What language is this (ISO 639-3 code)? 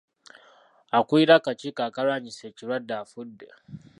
lug